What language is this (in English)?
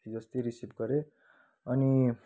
Nepali